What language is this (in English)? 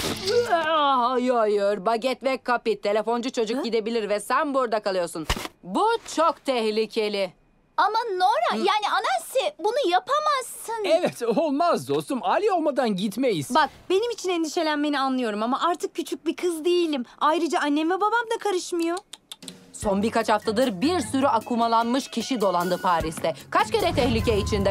Turkish